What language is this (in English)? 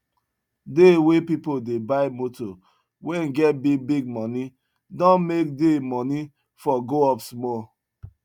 Nigerian Pidgin